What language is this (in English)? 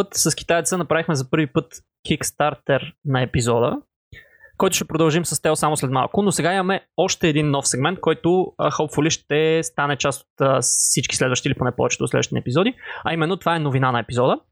Bulgarian